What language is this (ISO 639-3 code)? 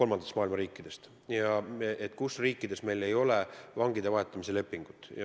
est